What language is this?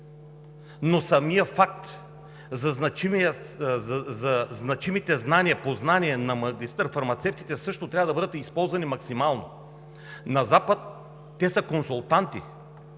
Bulgarian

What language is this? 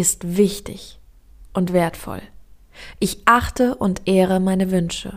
German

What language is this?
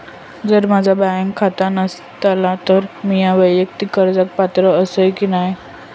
Marathi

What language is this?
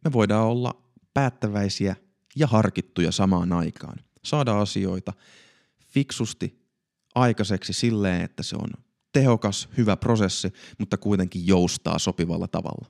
Finnish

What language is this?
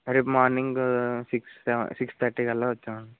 Telugu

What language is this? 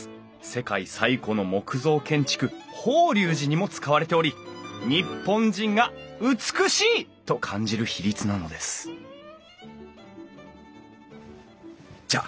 Japanese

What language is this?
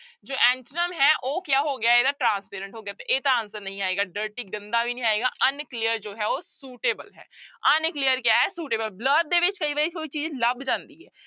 Punjabi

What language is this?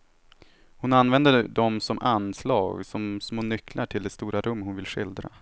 Swedish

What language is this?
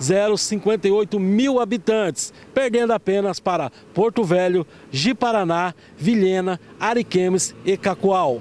Portuguese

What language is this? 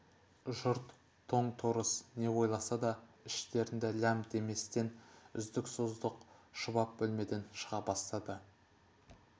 Kazakh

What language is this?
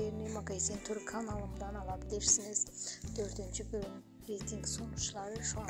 Turkish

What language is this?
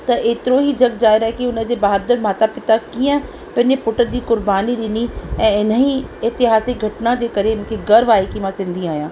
Sindhi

